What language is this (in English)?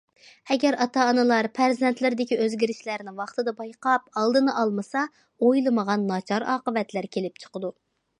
Uyghur